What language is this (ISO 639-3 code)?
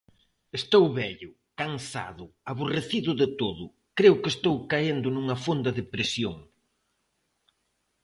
glg